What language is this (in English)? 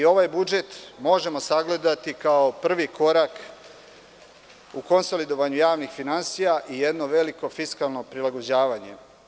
Serbian